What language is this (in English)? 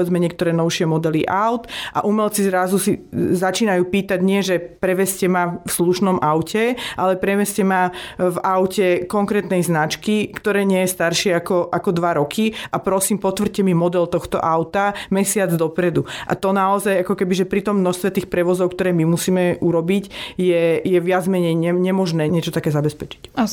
Slovak